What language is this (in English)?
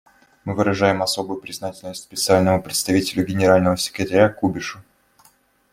Russian